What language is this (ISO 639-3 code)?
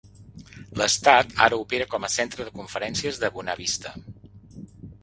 cat